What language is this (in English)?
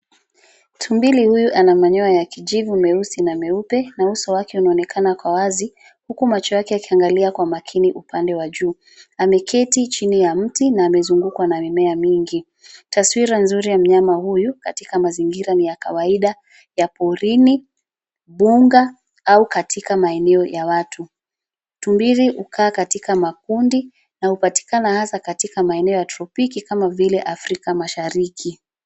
Swahili